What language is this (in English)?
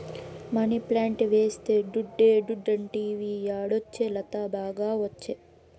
Telugu